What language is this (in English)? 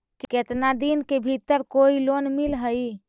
Magahi